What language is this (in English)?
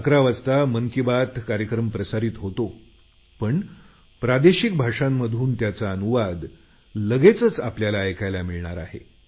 Marathi